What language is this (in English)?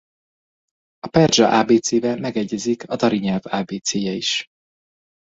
Hungarian